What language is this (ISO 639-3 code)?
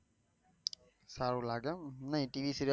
guj